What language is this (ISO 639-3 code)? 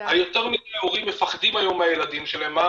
heb